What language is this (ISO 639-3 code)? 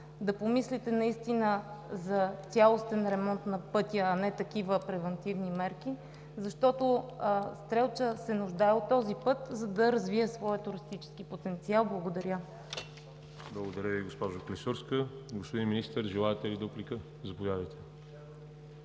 bul